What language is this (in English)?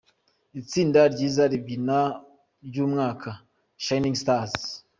Kinyarwanda